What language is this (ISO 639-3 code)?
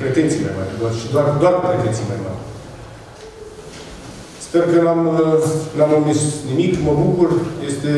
ron